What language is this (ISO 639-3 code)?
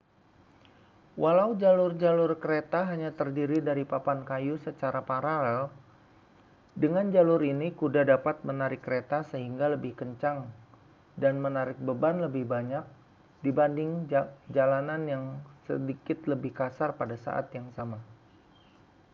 ind